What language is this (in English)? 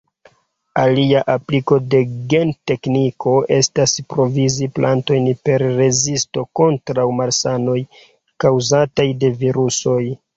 Esperanto